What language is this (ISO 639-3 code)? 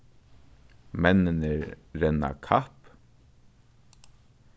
fao